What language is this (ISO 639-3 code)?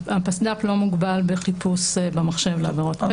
heb